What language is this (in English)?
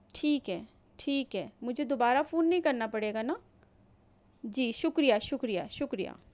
Urdu